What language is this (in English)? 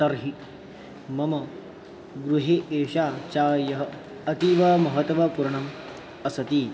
Sanskrit